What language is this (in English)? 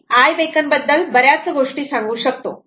Marathi